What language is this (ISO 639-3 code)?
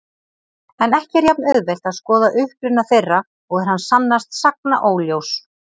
isl